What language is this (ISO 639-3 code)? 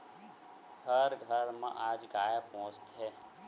hne